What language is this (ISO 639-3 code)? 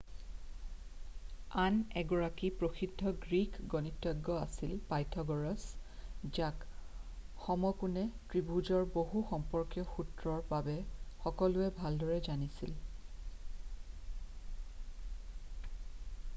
asm